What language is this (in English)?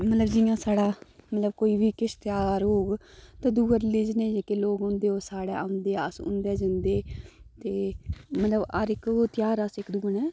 Dogri